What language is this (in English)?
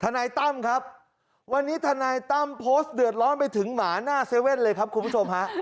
Thai